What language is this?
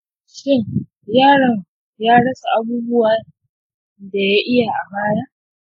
Hausa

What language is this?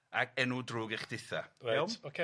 Welsh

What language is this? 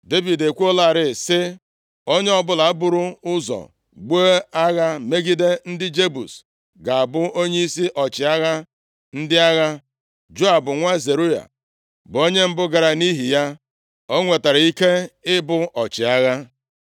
Igbo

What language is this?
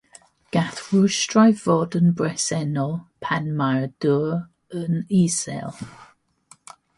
Welsh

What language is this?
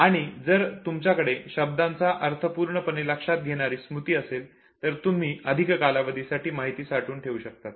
Marathi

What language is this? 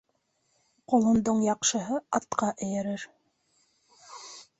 Bashkir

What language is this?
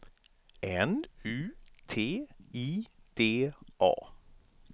Swedish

